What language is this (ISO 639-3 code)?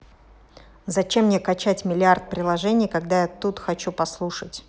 rus